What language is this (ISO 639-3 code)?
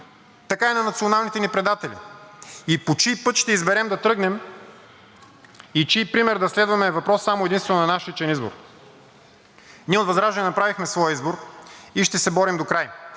bul